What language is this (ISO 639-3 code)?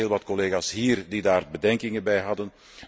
nld